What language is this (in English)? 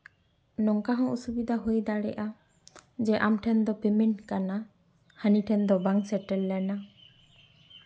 Santali